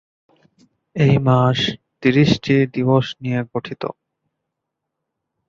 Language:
Bangla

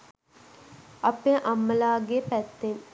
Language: Sinhala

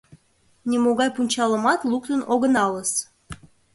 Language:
Mari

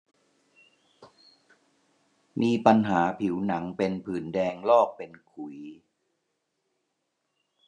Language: Thai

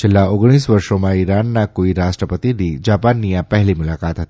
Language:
Gujarati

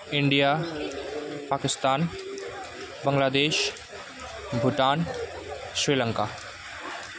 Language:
Nepali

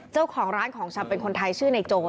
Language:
Thai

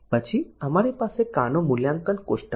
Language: Gujarati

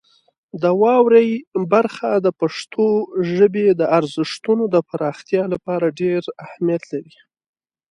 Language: Pashto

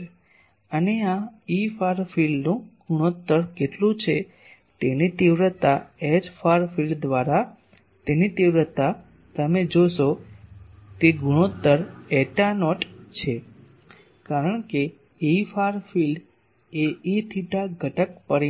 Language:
Gujarati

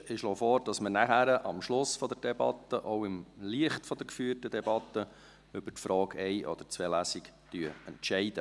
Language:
Swiss German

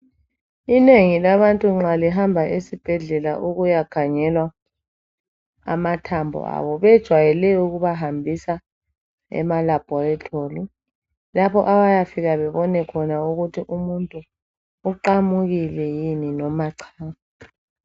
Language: North Ndebele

